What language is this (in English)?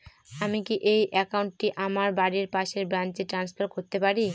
Bangla